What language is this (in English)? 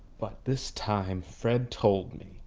English